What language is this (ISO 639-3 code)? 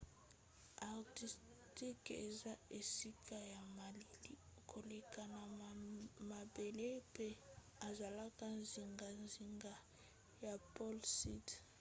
lin